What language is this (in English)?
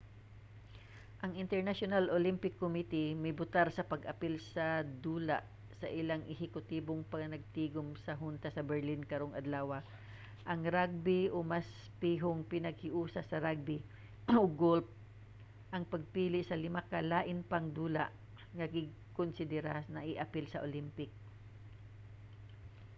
Cebuano